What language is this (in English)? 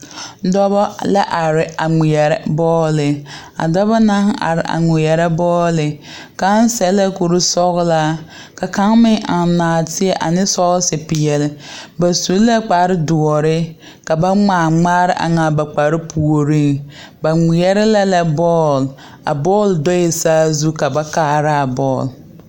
Southern Dagaare